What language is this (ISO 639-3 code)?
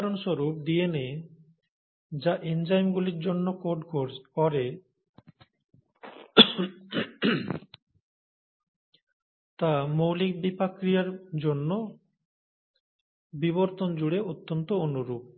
ben